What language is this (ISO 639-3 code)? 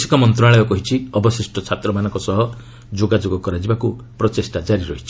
ori